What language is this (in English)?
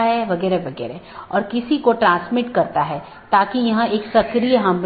Hindi